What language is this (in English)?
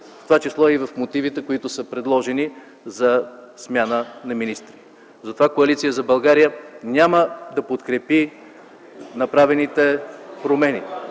Bulgarian